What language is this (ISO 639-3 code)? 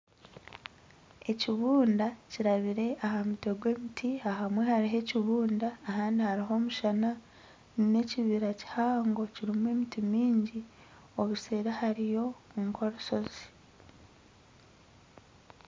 nyn